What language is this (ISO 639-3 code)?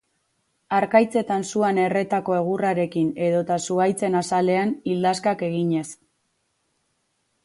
eus